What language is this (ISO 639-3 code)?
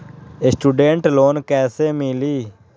mag